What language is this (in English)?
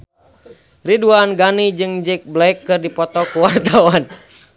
Sundanese